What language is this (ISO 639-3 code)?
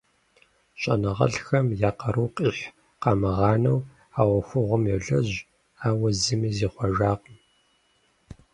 kbd